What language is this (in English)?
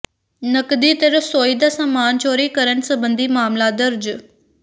Punjabi